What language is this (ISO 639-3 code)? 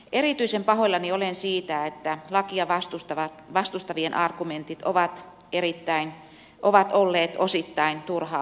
fin